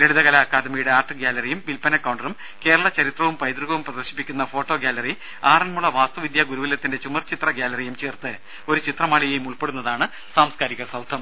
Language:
Malayalam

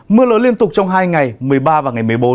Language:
Vietnamese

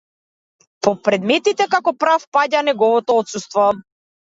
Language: Macedonian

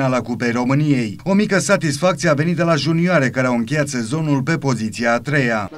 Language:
Romanian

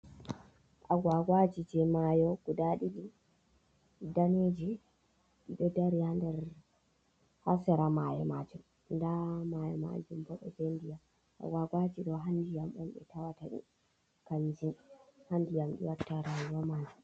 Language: Fula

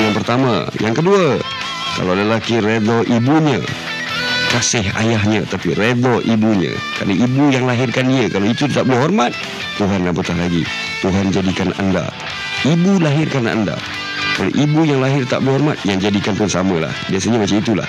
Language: Malay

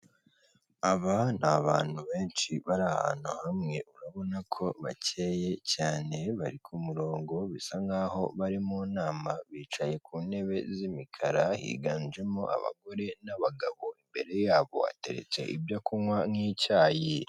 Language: Kinyarwanda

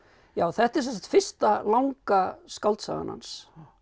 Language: Icelandic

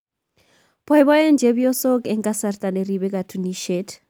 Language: Kalenjin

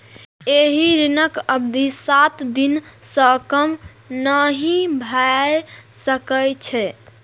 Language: Maithili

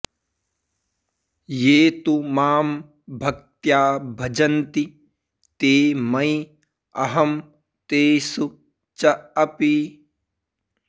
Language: Sanskrit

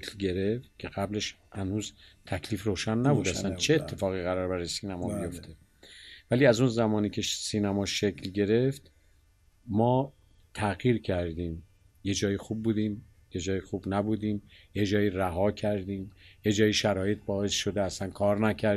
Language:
Persian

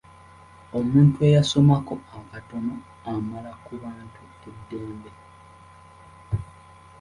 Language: Ganda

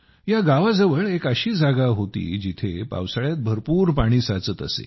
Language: Marathi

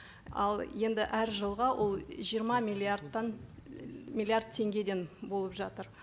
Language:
Kazakh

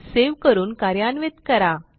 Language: Marathi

